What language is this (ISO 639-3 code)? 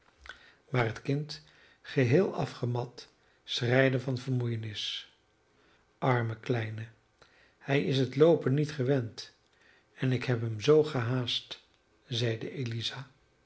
nld